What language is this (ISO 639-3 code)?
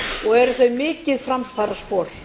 isl